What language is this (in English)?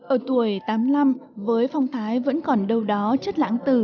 Vietnamese